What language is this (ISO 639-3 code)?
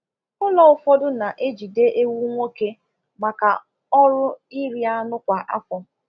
ibo